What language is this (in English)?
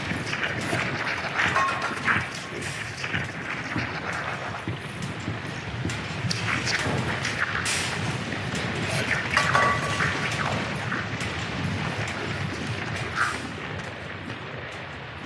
Russian